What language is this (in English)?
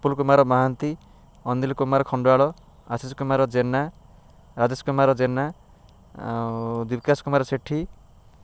Odia